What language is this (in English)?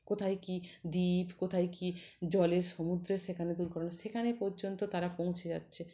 Bangla